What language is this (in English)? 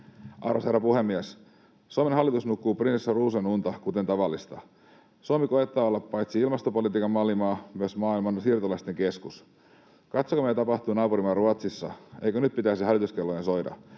Finnish